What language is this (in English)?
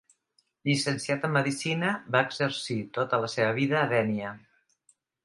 Catalan